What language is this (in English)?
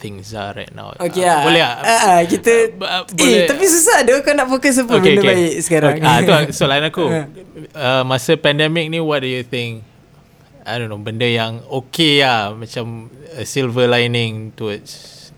Malay